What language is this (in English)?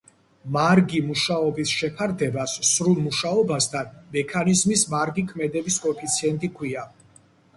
Georgian